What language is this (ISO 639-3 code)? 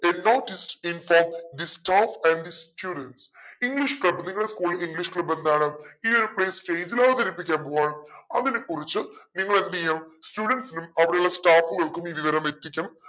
mal